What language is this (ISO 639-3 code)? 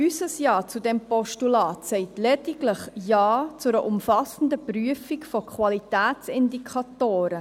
gsw